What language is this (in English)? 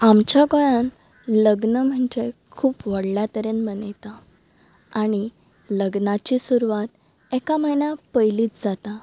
Konkani